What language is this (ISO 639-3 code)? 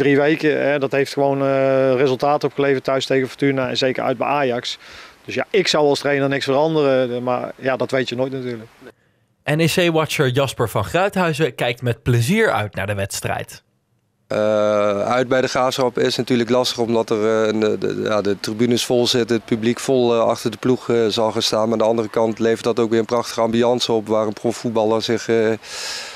nld